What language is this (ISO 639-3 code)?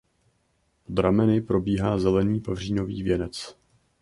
ces